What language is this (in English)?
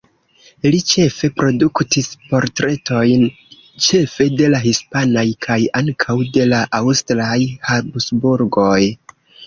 Esperanto